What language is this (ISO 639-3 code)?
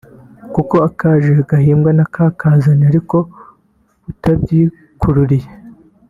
kin